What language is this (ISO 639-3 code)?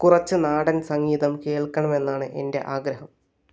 mal